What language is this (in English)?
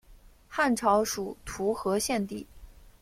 Chinese